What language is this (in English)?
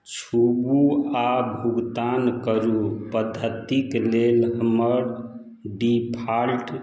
Maithili